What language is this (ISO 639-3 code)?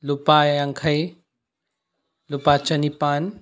mni